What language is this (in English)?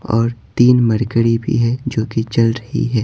Hindi